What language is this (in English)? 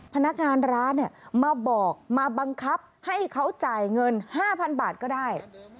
Thai